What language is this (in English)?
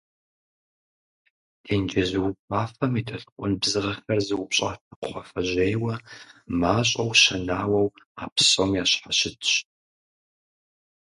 Kabardian